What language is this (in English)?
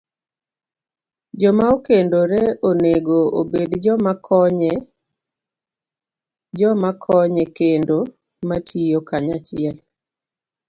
Luo (Kenya and Tanzania)